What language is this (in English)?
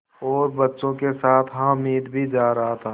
Hindi